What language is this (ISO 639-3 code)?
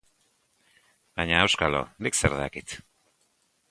eus